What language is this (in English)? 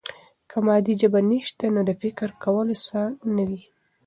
Pashto